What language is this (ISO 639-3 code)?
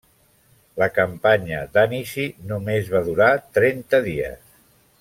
cat